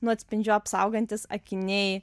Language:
Lithuanian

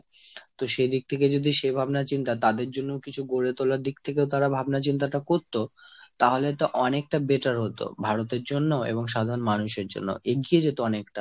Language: Bangla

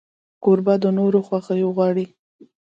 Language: Pashto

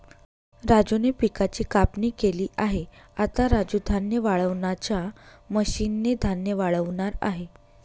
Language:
Marathi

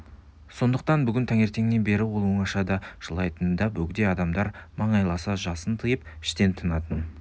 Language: Kazakh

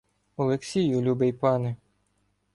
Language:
Ukrainian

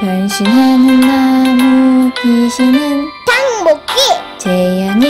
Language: Korean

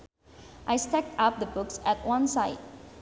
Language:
Sundanese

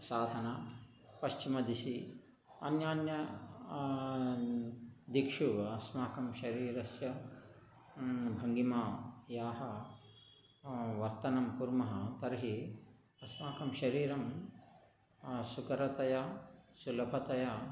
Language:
Sanskrit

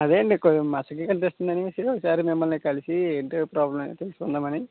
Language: Telugu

